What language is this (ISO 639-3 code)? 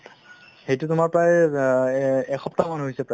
asm